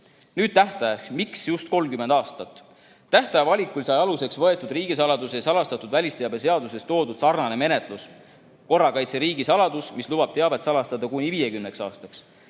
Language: Estonian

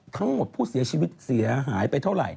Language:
Thai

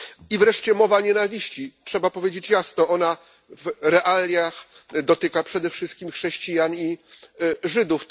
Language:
Polish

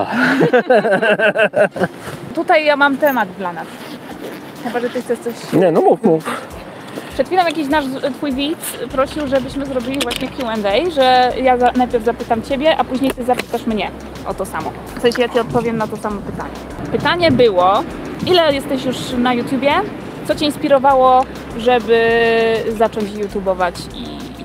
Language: Polish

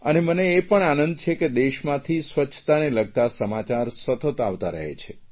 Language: Gujarati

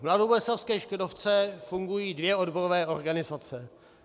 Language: Czech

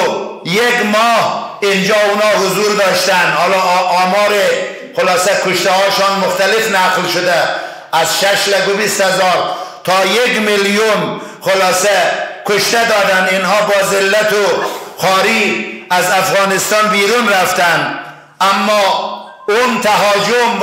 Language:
Persian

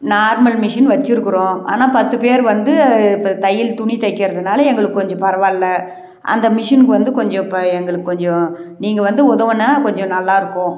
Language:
Tamil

